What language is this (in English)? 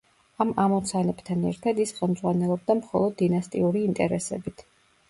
Georgian